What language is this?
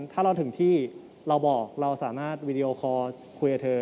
Thai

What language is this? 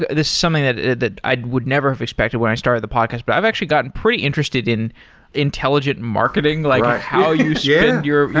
English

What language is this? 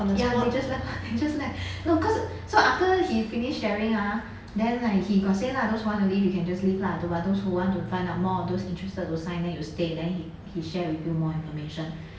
English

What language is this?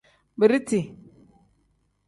Tem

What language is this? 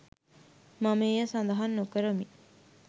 Sinhala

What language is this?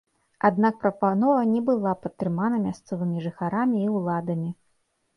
Belarusian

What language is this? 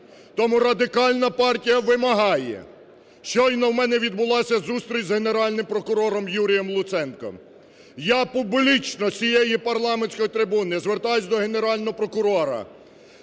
Ukrainian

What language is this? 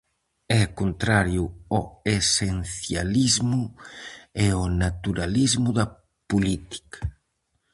Galician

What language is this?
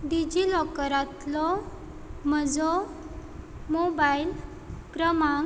Konkani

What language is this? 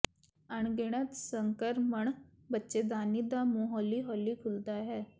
Punjabi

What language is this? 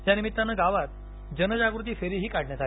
Marathi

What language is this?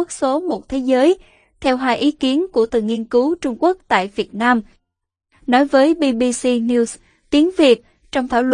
Vietnamese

